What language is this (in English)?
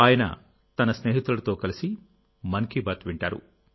Telugu